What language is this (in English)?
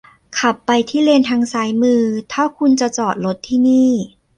Thai